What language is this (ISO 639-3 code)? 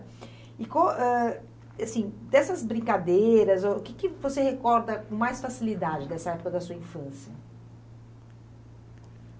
por